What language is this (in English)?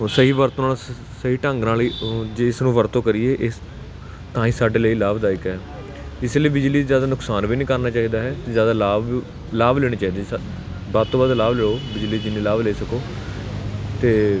Punjabi